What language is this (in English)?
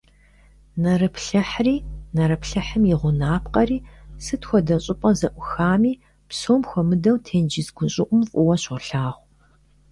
Kabardian